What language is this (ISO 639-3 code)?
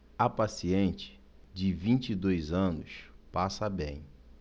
por